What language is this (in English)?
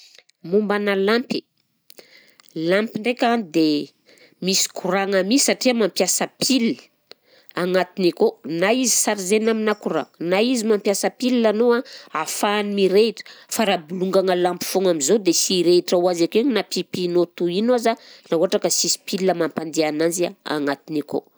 Southern Betsimisaraka Malagasy